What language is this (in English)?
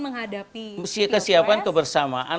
Indonesian